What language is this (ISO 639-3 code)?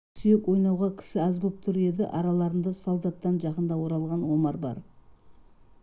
kaz